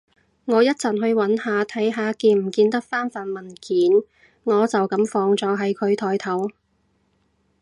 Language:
Cantonese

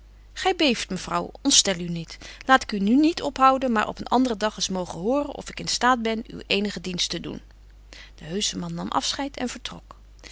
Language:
Dutch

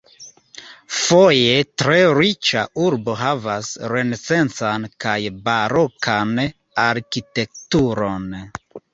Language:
Esperanto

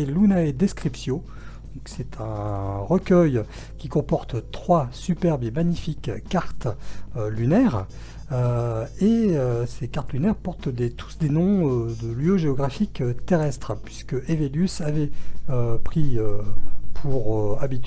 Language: French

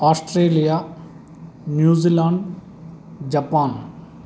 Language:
Sanskrit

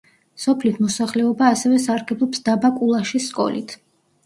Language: Georgian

